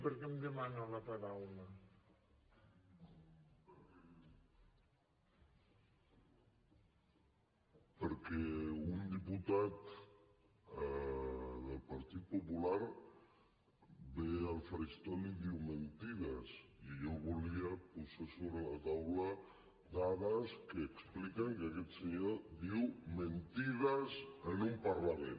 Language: Catalan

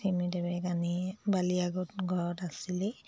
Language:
Assamese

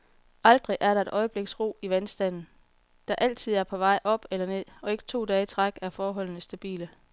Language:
Danish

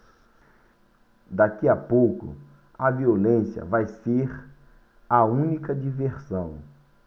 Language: Portuguese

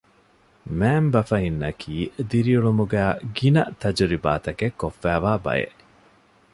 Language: Divehi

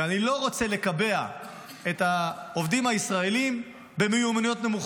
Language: Hebrew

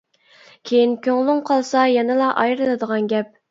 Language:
Uyghur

